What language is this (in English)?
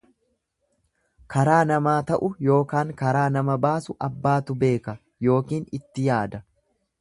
Oromo